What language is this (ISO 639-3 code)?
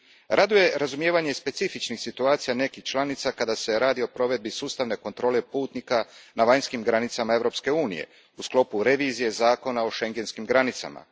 hrv